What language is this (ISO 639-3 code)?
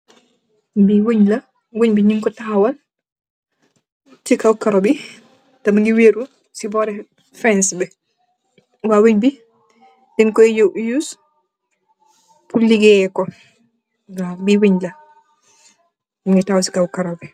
wol